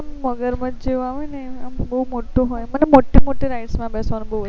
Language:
Gujarati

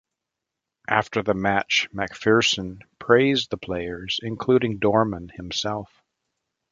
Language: English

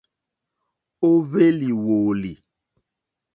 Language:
Mokpwe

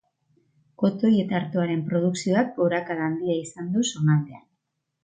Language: Basque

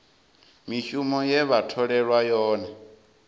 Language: Venda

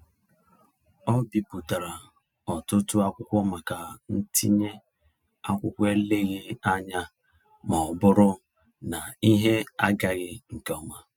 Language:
Igbo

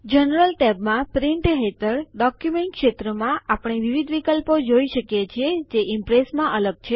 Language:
Gujarati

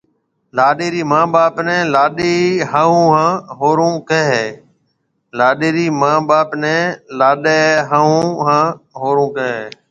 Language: Marwari (Pakistan)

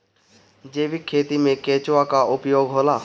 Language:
Bhojpuri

